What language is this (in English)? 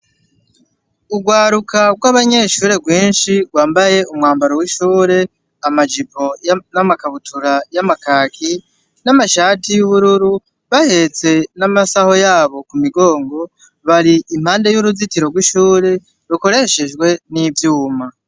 Rundi